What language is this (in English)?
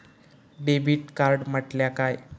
Marathi